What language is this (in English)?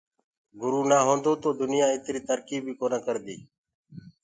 Gurgula